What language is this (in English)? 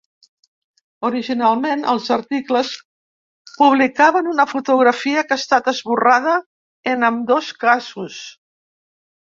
Catalan